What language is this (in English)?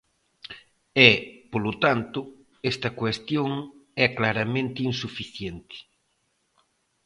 Galician